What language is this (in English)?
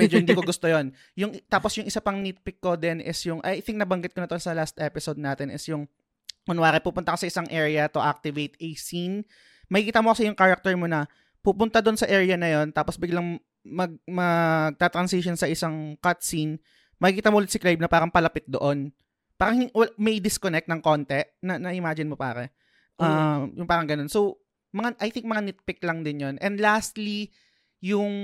Filipino